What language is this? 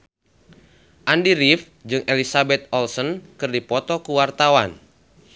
Sundanese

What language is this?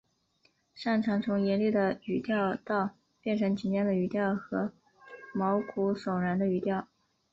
Chinese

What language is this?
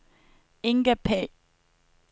Danish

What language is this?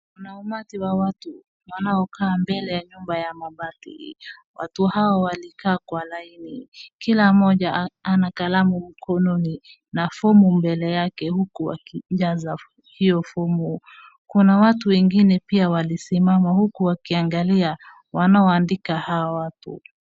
Swahili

